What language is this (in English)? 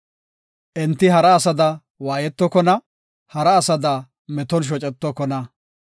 Gofa